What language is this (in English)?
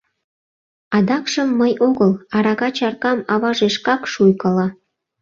Mari